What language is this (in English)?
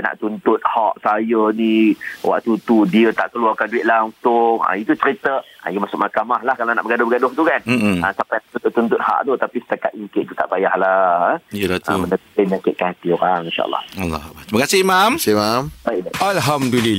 Malay